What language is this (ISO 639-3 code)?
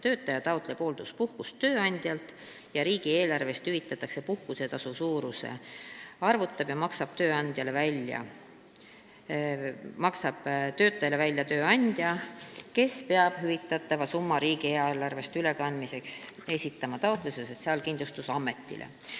est